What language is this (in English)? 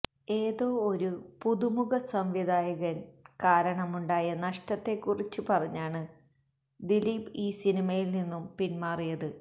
Malayalam